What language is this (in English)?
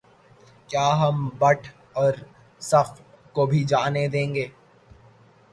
Urdu